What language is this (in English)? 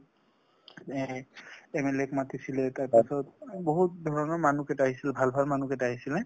Assamese